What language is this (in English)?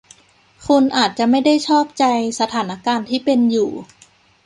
Thai